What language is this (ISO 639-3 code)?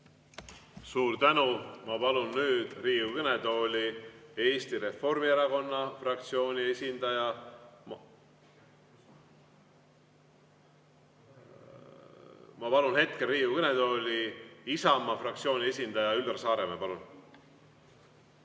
est